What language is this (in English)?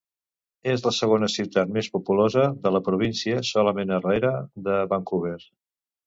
Catalan